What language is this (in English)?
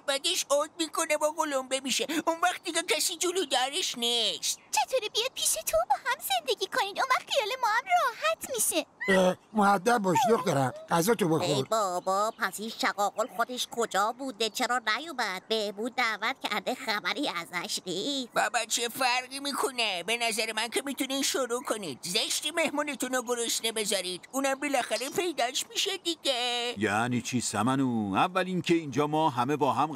Persian